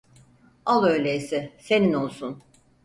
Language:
Turkish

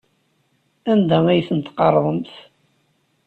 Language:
Kabyle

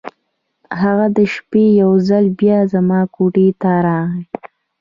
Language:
Pashto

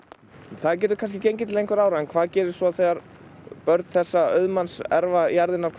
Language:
Icelandic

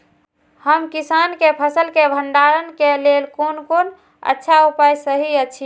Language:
Maithili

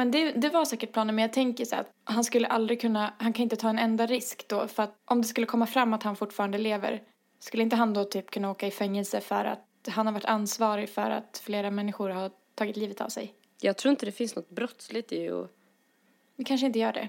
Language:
Swedish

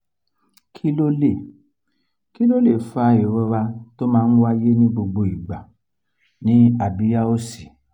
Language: Yoruba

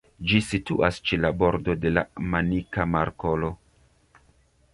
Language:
Esperanto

